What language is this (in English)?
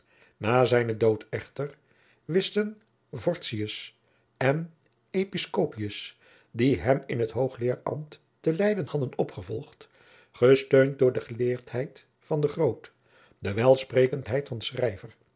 Dutch